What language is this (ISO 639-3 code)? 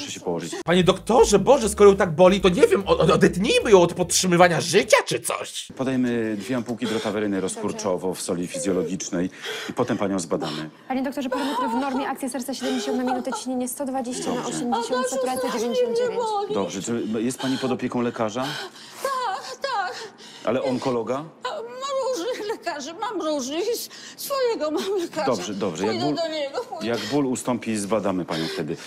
pol